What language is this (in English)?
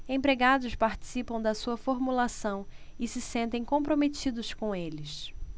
Portuguese